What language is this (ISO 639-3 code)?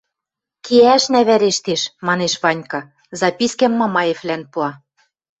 mrj